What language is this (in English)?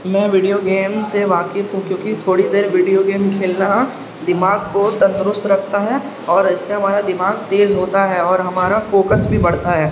Urdu